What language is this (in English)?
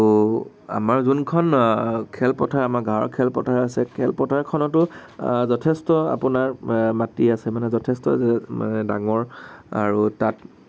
Assamese